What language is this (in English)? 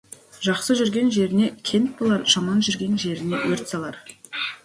Kazakh